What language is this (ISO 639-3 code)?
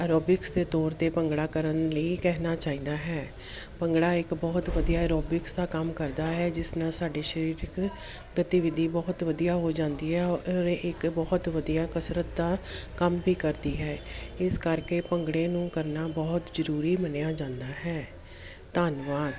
pan